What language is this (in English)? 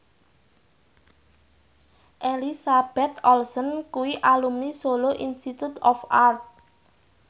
Javanese